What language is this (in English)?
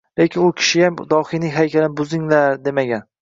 Uzbek